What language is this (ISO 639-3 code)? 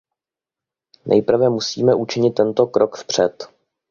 ces